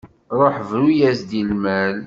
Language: Kabyle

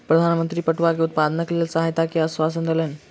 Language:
Maithili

